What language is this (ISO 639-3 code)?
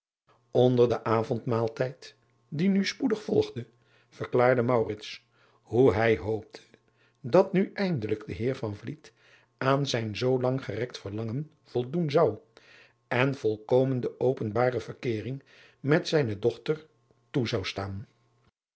nld